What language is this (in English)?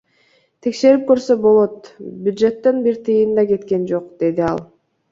Kyrgyz